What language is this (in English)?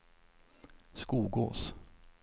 Swedish